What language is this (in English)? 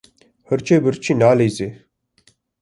Kurdish